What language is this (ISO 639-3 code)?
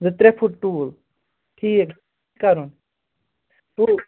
kas